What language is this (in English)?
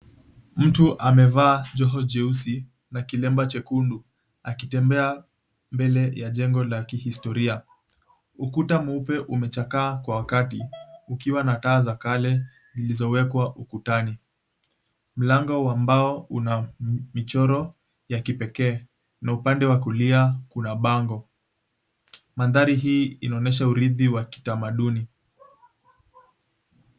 Swahili